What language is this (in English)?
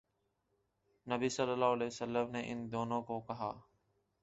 Urdu